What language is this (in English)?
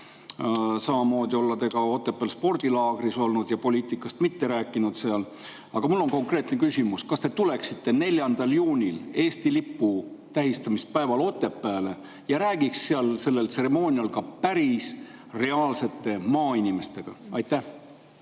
Estonian